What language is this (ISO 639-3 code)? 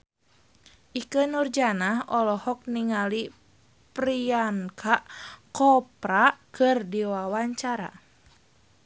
sun